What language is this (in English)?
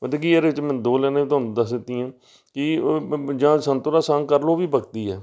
Punjabi